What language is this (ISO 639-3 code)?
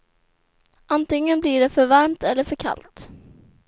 swe